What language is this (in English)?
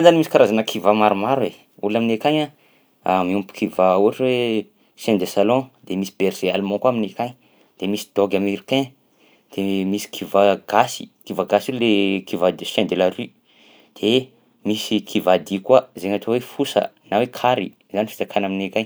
Southern Betsimisaraka Malagasy